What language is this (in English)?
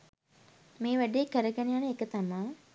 Sinhala